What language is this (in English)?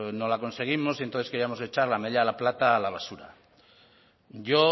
Spanish